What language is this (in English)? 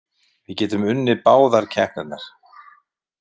Icelandic